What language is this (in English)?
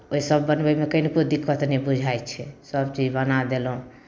Maithili